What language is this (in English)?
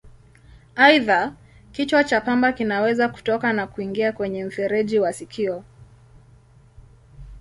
Swahili